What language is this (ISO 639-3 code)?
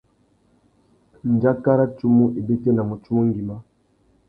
bag